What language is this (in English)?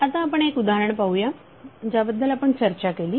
Marathi